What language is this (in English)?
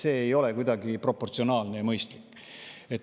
Estonian